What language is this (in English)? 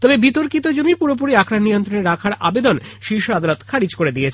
Bangla